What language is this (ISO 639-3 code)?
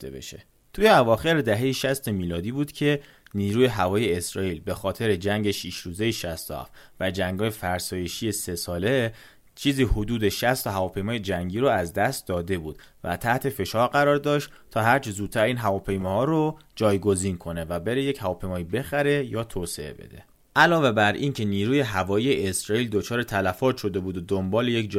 fas